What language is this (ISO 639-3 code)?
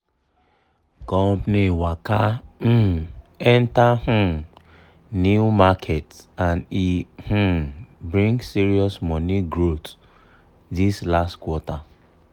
pcm